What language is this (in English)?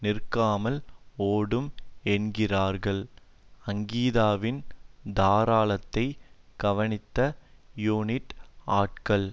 Tamil